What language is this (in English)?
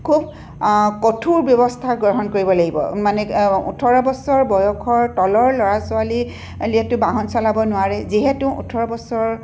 Assamese